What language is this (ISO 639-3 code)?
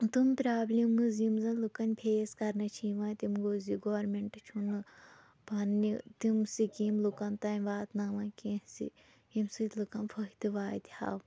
kas